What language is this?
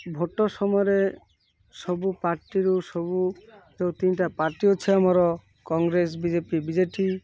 Odia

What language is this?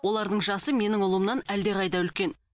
Kazakh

